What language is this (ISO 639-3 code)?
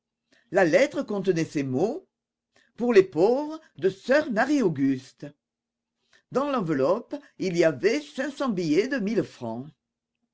fra